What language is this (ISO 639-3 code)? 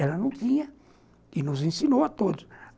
por